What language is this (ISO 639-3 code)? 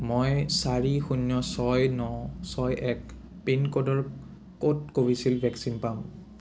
asm